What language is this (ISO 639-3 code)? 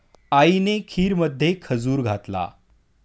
mar